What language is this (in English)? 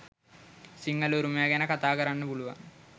Sinhala